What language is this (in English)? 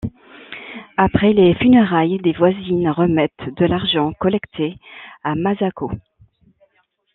French